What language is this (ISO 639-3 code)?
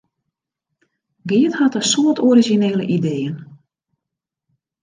fry